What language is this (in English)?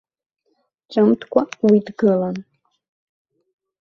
Abkhazian